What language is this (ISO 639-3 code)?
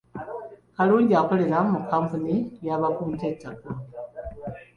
lug